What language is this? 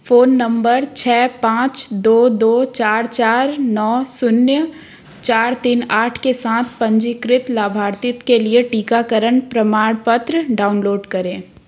Hindi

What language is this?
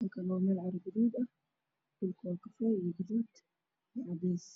Somali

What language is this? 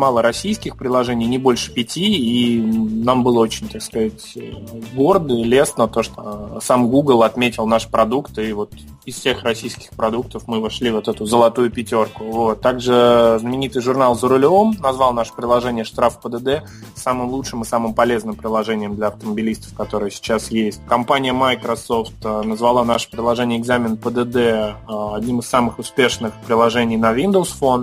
Russian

